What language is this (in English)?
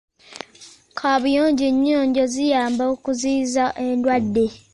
Ganda